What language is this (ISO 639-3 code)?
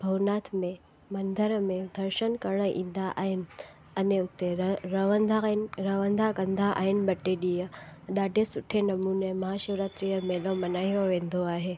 snd